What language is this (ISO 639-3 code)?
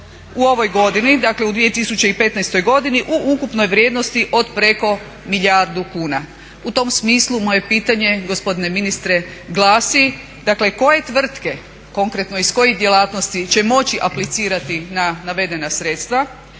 hrv